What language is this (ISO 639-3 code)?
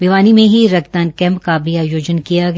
hin